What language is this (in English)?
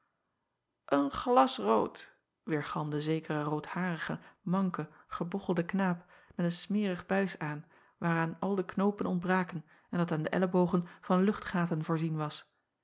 Dutch